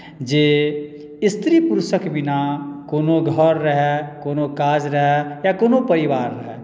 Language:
Maithili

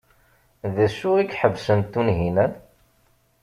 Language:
Kabyle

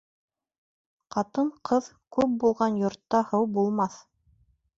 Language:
Bashkir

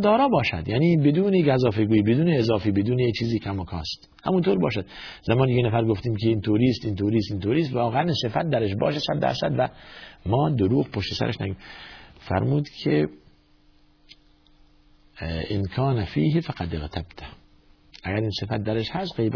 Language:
Persian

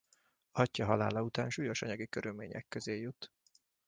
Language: Hungarian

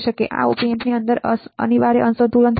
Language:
Gujarati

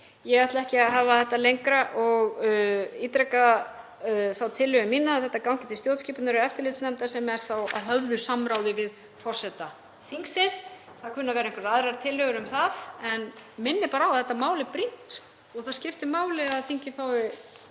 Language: Icelandic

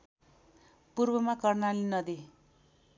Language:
Nepali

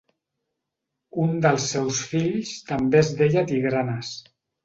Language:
Catalan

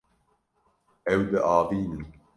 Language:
Kurdish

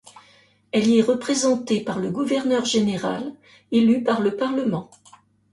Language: French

